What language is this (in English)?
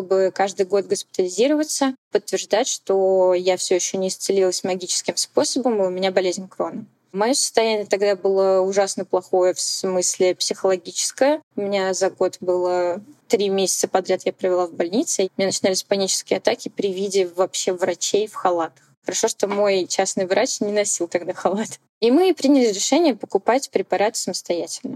Russian